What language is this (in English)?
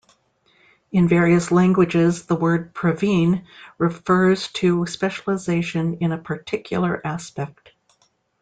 English